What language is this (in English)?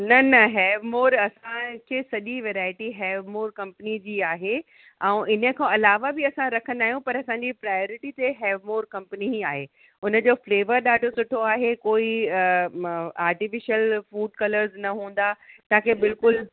Sindhi